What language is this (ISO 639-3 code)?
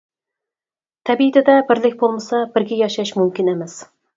uig